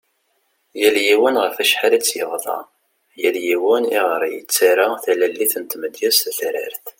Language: Kabyle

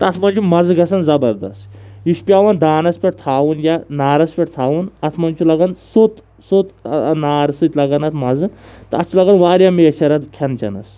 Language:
Kashmiri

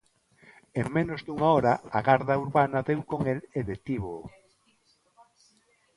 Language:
Galician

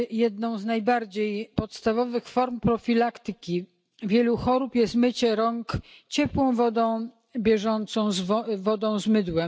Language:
Polish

